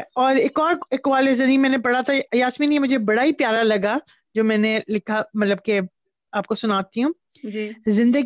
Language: Punjabi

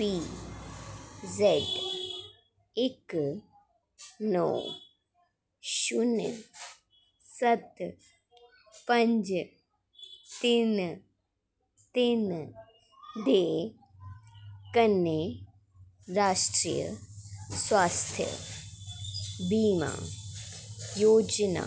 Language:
Dogri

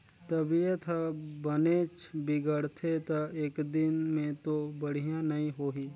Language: Chhattisgarhi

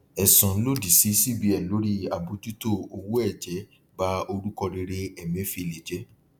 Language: Yoruba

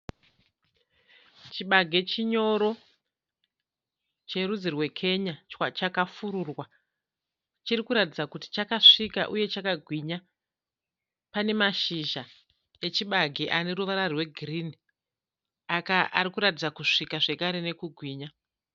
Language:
Shona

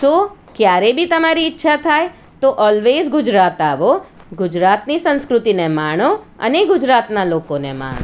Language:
Gujarati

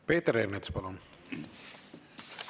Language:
Estonian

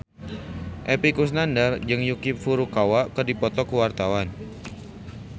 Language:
Sundanese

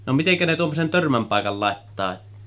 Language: Finnish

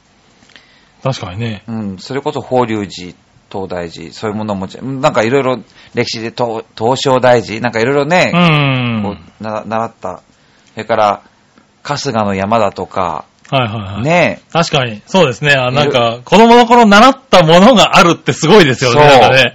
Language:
Japanese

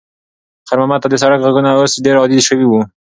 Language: Pashto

